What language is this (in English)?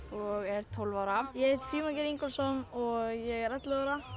Icelandic